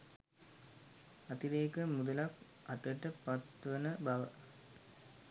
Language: Sinhala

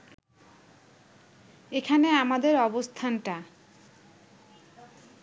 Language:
Bangla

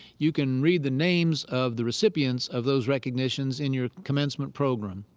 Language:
English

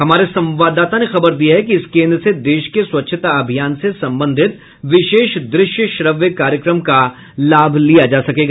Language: Hindi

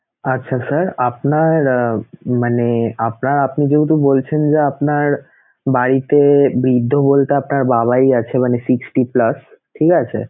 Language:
Bangla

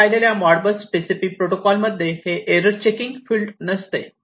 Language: Marathi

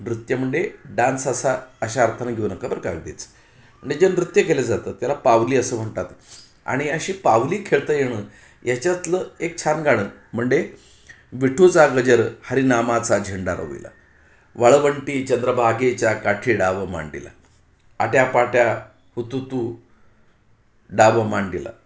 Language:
Marathi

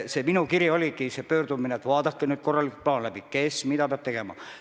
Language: Estonian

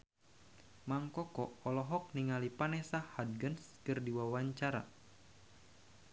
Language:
Sundanese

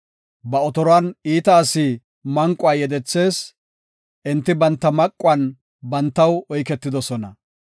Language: Gofa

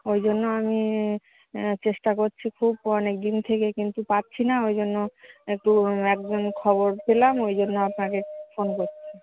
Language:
Bangla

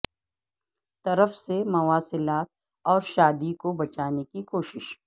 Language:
Urdu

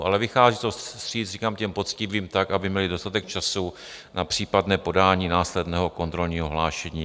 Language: Czech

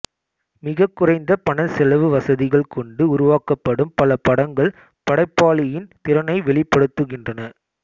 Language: Tamil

